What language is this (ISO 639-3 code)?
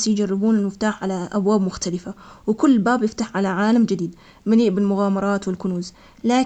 acx